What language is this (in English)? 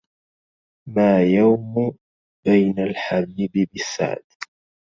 Arabic